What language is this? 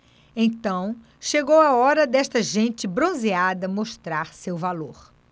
Portuguese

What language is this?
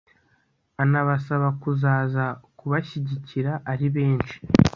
Kinyarwanda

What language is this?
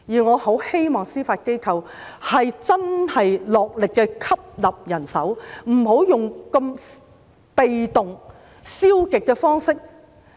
Cantonese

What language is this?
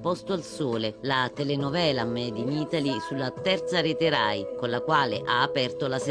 Italian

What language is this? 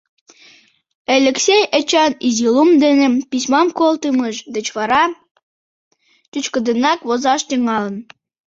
Mari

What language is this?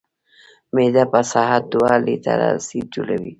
Pashto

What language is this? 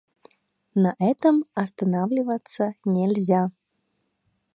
Russian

